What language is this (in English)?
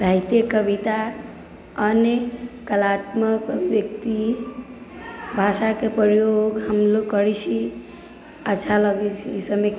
Maithili